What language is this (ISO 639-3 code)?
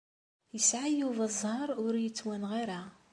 kab